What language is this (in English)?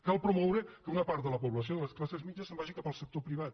Catalan